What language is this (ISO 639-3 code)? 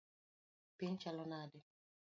luo